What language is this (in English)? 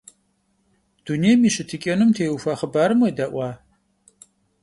Kabardian